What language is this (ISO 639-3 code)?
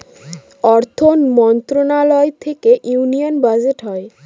ben